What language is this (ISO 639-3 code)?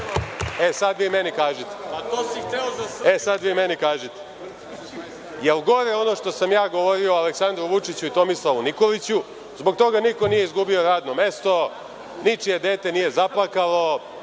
srp